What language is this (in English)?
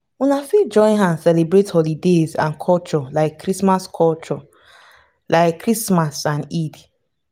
Nigerian Pidgin